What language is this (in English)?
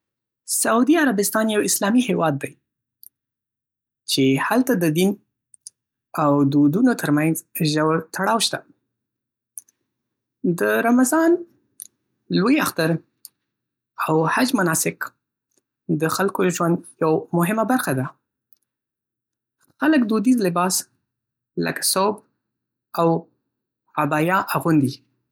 Pashto